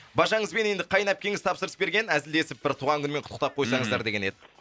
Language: Kazakh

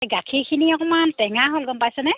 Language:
Assamese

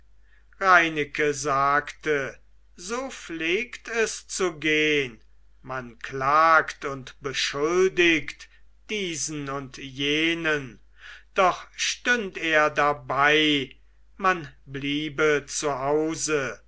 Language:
German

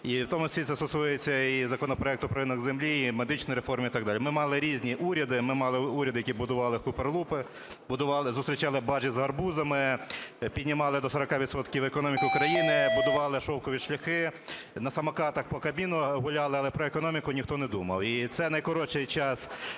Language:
Ukrainian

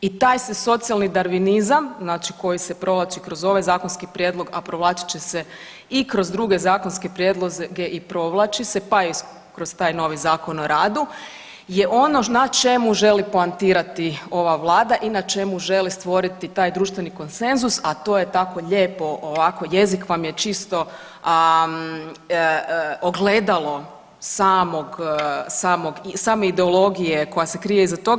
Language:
Croatian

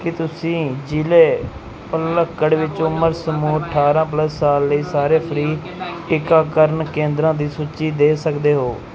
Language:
Punjabi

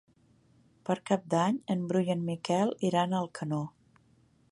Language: Catalan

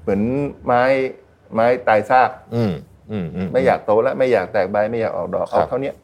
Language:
Thai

